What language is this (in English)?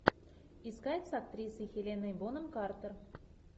Russian